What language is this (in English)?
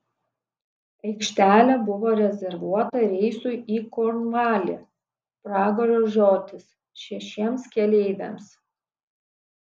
Lithuanian